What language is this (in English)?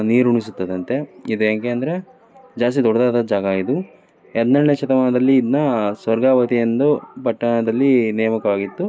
Kannada